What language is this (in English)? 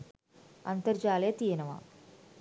Sinhala